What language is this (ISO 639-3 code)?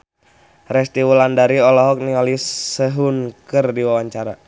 sun